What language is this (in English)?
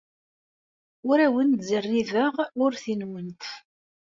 Kabyle